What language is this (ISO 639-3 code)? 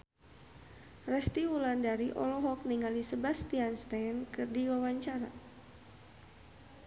sun